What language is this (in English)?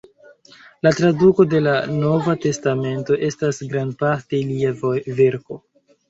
Esperanto